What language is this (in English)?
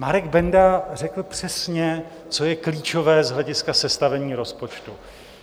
Czech